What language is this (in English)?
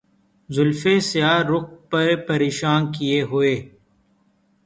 Urdu